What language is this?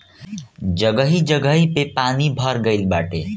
Bhojpuri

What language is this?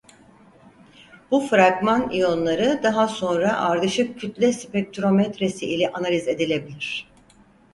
Turkish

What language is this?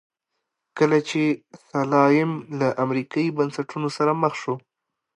Pashto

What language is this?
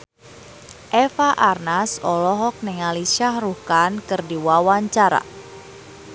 Sundanese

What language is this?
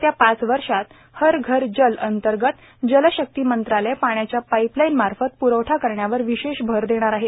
Marathi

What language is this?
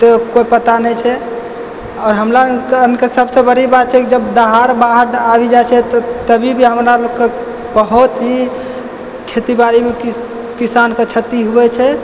Maithili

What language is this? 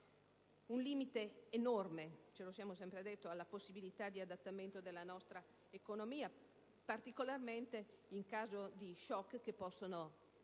Italian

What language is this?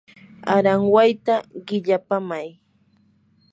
Yanahuanca Pasco Quechua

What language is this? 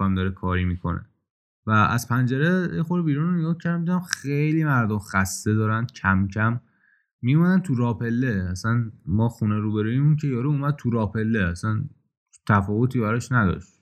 Persian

